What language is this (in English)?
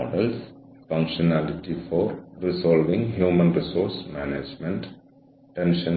Malayalam